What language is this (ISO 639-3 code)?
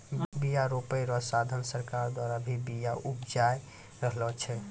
mai